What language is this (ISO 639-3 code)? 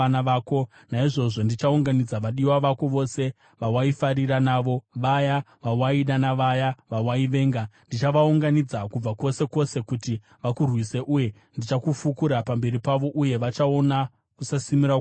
sna